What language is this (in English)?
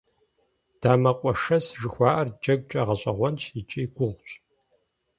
Kabardian